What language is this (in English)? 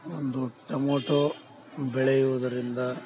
Kannada